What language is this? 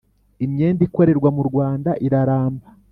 Kinyarwanda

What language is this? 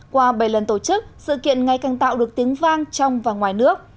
Vietnamese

